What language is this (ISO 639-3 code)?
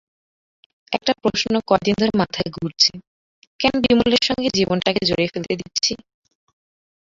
ben